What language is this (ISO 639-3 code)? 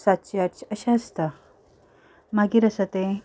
kok